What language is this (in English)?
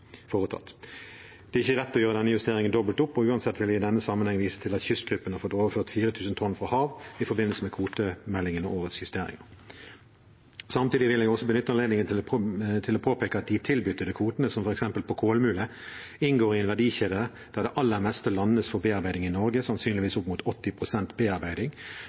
Norwegian Bokmål